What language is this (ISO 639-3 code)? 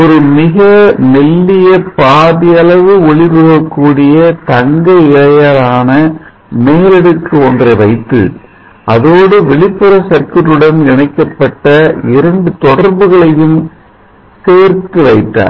tam